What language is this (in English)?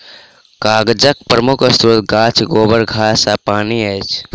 Maithili